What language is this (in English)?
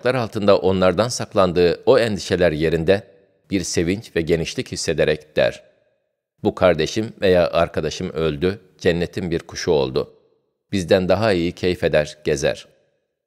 Turkish